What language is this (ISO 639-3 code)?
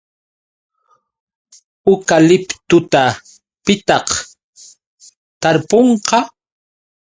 qux